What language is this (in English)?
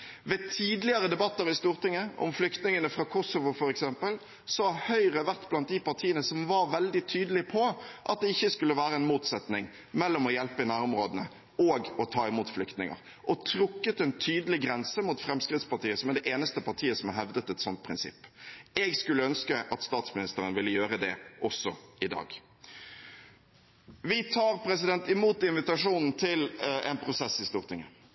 Norwegian Bokmål